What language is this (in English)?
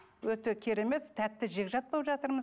Kazakh